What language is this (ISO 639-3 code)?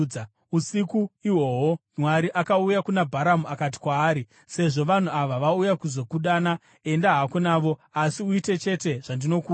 sna